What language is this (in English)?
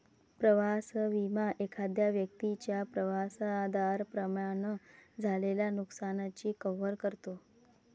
Marathi